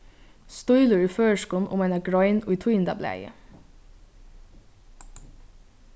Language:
Faroese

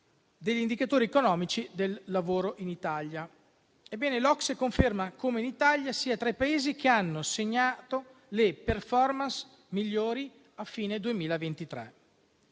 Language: Italian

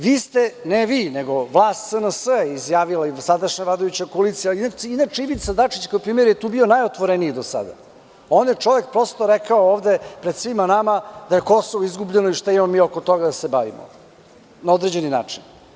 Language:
Serbian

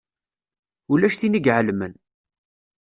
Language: Kabyle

